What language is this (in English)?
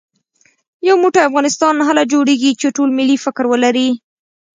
Pashto